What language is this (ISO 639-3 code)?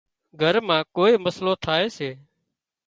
kxp